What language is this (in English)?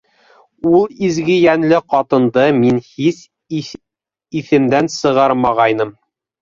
Bashkir